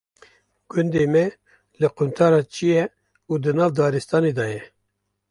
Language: Kurdish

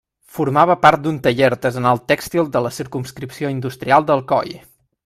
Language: Catalan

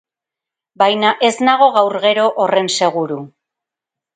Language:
Basque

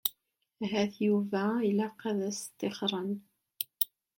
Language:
Kabyle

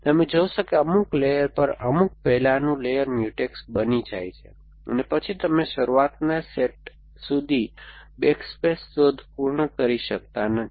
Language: Gujarati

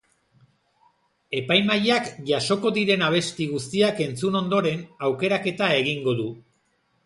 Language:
Basque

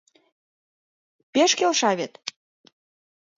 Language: Mari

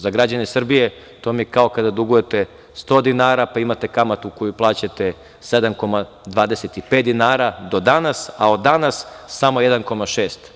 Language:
Serbian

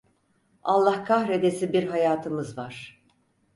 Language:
Turkish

